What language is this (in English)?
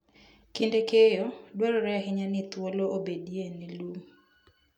Luo (Kenya and Tanzania)